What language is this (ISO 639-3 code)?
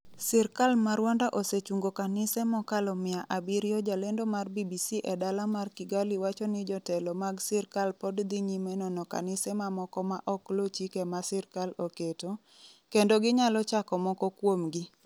luo